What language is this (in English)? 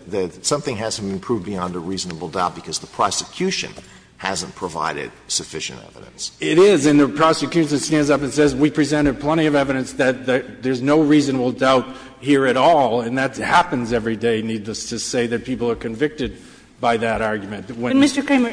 English